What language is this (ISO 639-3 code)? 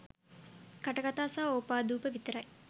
sin